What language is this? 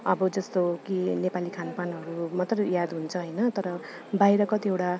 Nepali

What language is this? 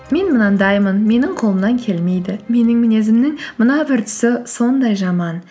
Kazakh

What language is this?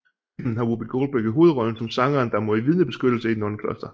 Danish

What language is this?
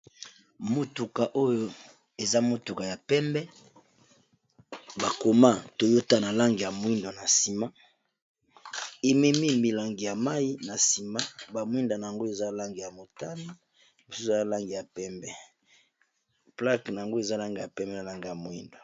Lingala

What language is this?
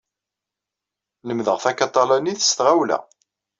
Kabyle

